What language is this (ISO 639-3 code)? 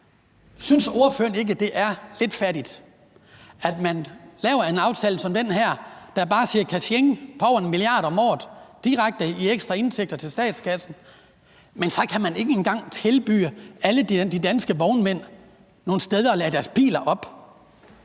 dan